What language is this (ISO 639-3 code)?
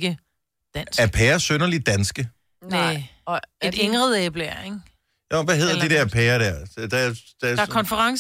dan